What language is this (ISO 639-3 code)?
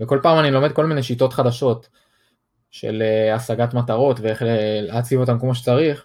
heb